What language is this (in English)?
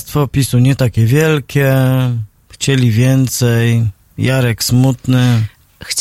Polish